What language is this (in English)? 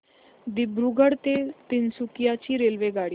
Marathi